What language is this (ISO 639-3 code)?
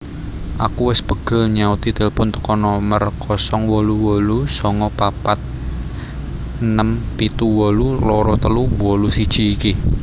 jav